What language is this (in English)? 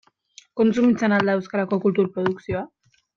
Basque